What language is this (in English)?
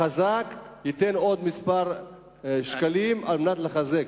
Hebrew